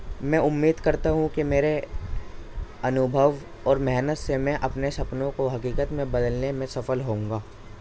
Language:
Urdu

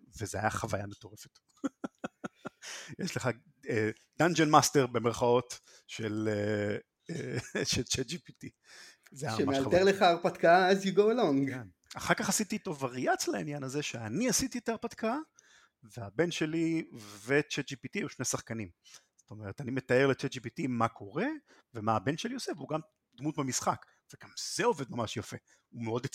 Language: Hebrew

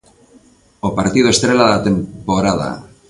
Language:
Galician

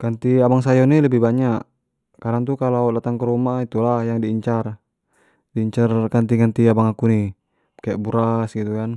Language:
Jambi Malay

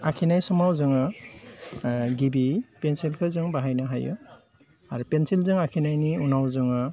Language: Bodo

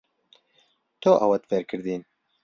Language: Central Kurdish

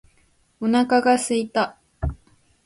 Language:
Japanese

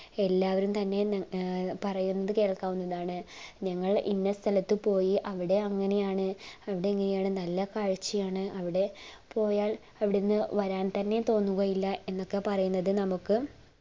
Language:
Malayalam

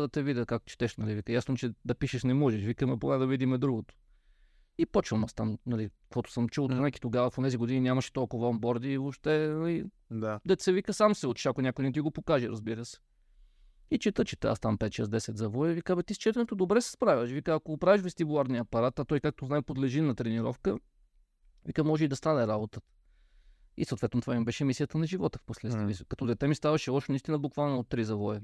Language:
Bulgarian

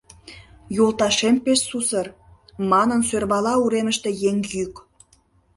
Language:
Mari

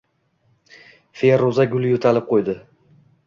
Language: Uzbek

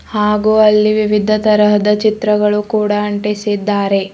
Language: Kannada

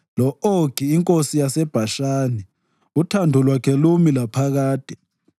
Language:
North Ndebele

